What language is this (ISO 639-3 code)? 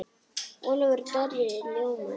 isl